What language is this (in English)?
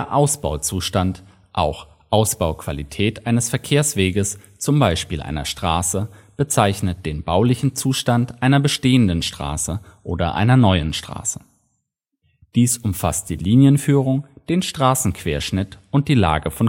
German